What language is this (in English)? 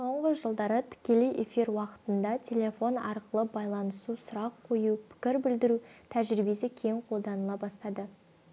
Kazakh